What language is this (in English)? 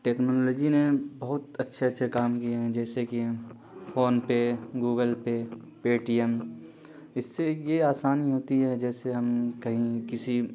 Urdu